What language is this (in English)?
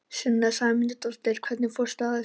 Icelandic